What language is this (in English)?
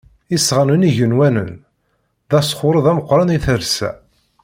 Kabyle